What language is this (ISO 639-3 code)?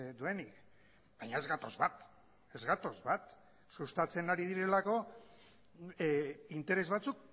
eus